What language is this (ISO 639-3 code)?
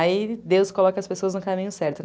por